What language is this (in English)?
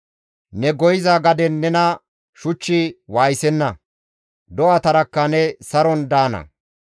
Gamo